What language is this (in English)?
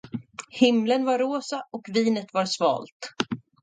Swedish